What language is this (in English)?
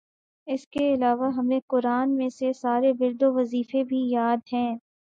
Urdu